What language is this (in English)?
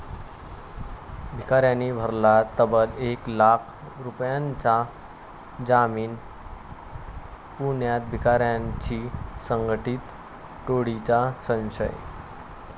Marathi